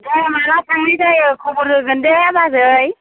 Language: Bodo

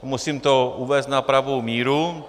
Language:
Czech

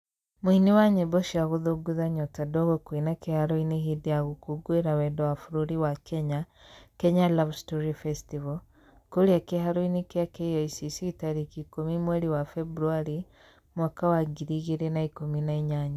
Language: Kikuyu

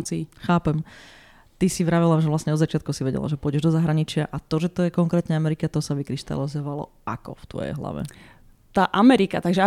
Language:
Slovak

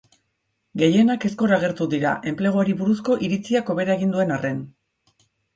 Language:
Basque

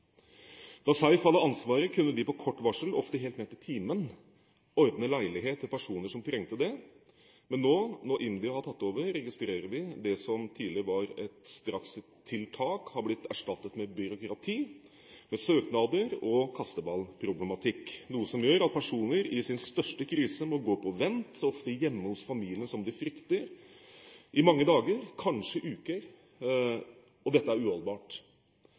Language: Norwegian Bokmål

